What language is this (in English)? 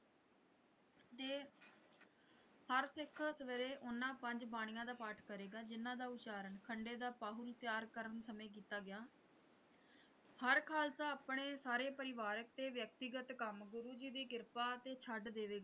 Punjabi